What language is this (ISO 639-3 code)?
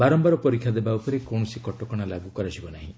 ori